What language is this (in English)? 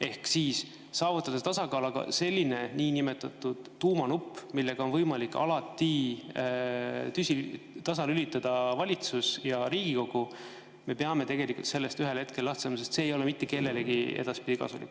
Estonian